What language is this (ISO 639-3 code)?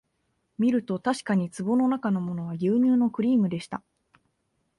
jpn